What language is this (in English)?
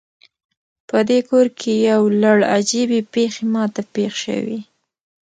Pashto